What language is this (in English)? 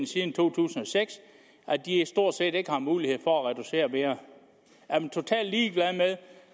Danish